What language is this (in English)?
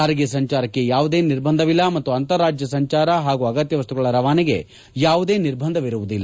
Kannada